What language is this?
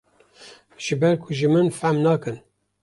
Kurdish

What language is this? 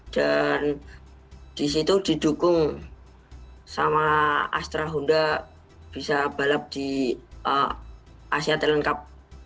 Indonesian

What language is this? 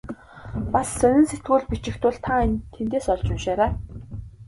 Mongolian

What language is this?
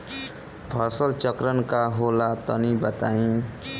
Bhojpuri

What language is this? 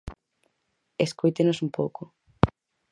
Galician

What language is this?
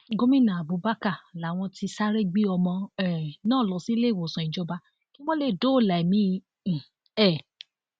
Yoruba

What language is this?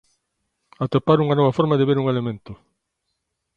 Galician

